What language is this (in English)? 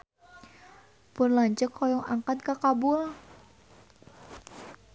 Sundanese